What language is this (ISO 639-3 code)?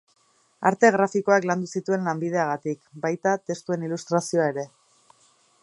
eus